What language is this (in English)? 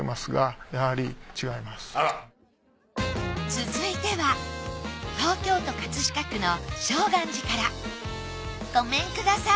Japanese